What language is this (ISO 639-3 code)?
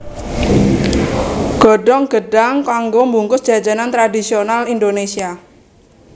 jav